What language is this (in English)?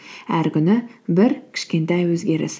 Kazakh